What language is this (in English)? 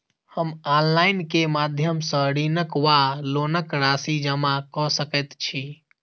Maithili